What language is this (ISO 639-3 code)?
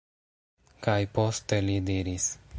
epo